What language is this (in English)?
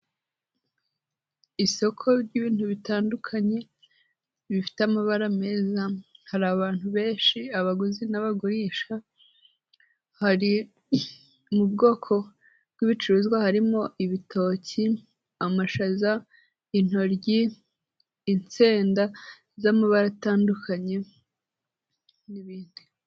Kinyarwanda